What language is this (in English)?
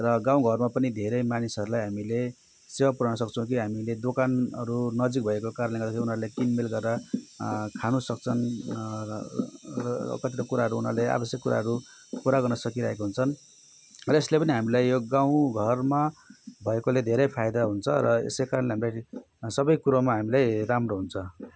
Nepali